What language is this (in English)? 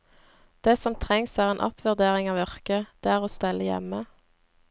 Norwegian